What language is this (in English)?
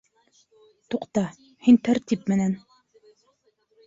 Bashkir